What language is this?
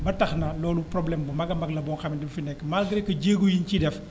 Wolof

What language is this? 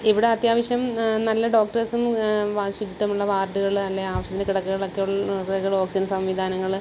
Malayalam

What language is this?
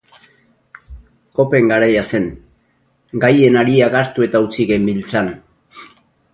Basque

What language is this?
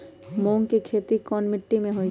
Magahi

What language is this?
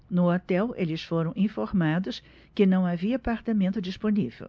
Portuguese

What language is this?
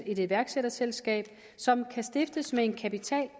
Danish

